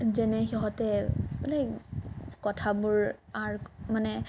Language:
Assamese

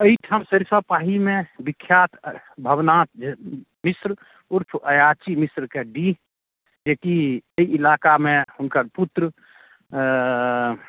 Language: Maithili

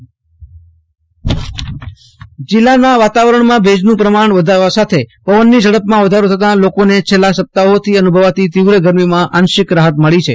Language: Gujarati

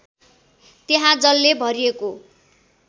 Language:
Nepali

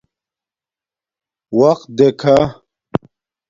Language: Domaaki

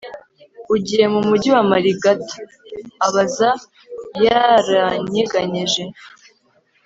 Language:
Kinyarwanda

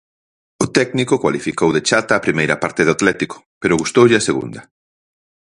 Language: Galician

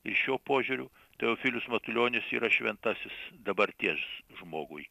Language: Lithuanian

